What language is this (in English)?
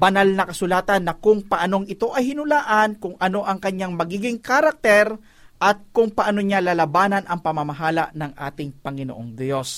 Filipino